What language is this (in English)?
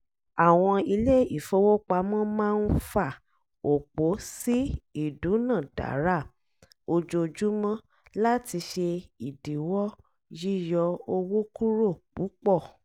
Yoruba